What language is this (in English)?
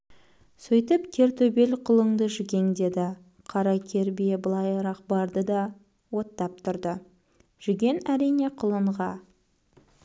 Kazakh